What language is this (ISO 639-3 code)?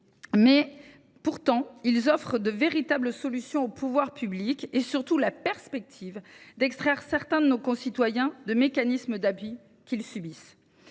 fra